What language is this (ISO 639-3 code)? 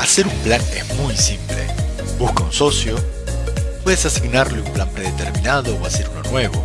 spa